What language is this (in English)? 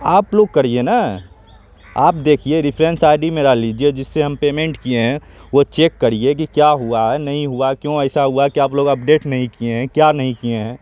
Urdu